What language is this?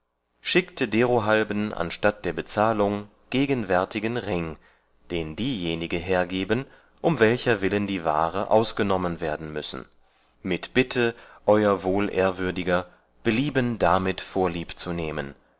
German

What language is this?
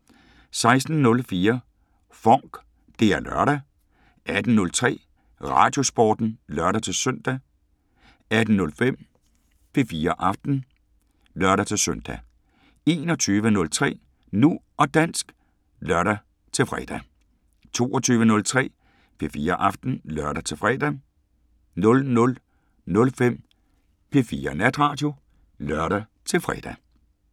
Danish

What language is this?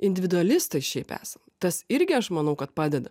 Lithuanian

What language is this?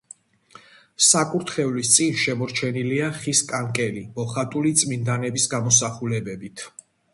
Georgian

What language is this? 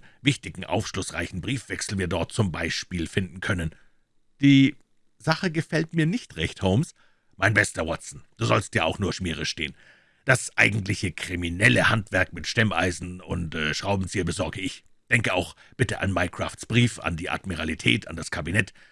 German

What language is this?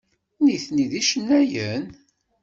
Kabyle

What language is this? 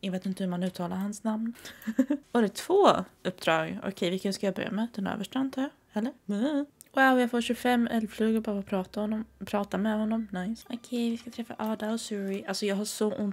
Swedish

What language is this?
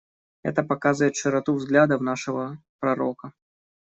Russian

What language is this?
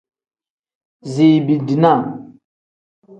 Tem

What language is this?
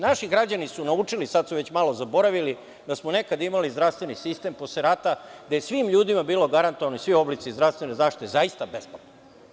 Serbian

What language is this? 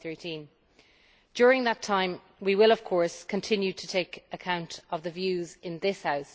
English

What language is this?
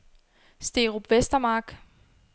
Danish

